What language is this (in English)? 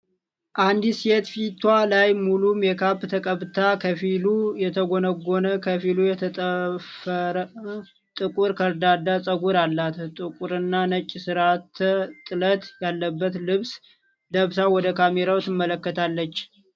Amharic